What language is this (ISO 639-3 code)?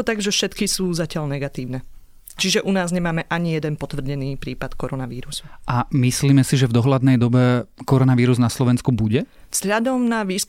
slk